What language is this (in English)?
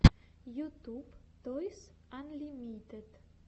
Russian